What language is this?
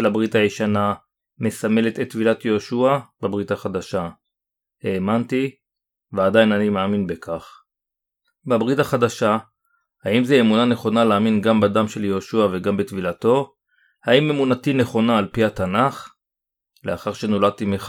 Hebrew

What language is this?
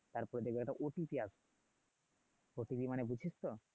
Bangla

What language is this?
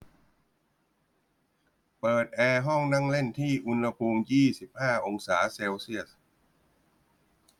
Thai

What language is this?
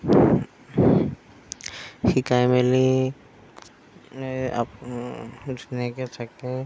Assamese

